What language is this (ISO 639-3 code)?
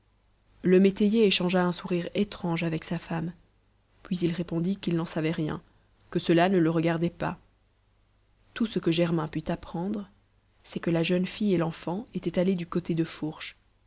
fra